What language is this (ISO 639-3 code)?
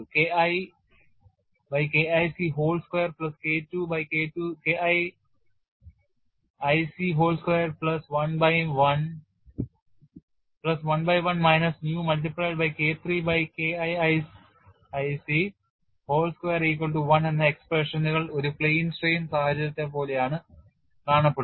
mal